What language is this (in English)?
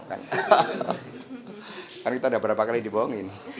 Indonesian